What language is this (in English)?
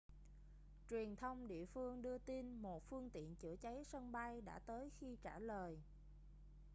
Vietnamese